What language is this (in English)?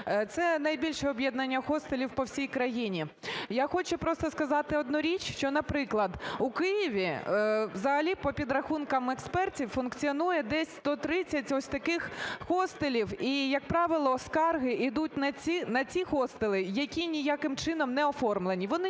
Ukrainian